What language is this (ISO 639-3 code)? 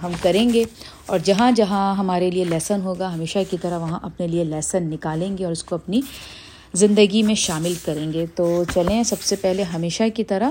urd